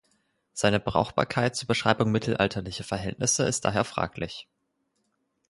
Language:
German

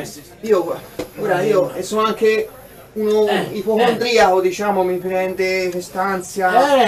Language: Italian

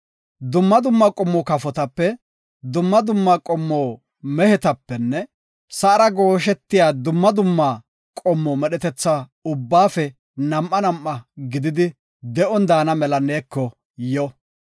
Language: Gofa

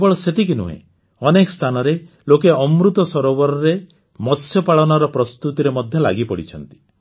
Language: Odia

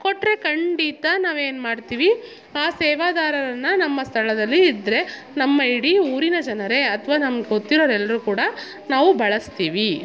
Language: Kannada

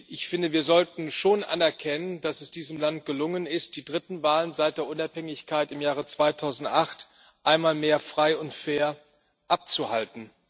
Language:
German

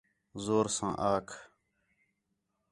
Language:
Khetrani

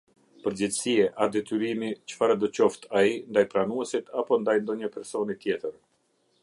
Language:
Albanian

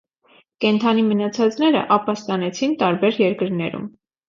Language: Armenian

